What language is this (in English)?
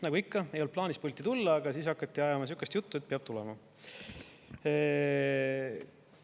Estonian